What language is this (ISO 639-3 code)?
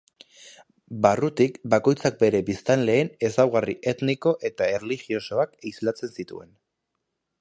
eus